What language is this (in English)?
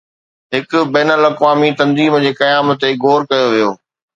Sindhi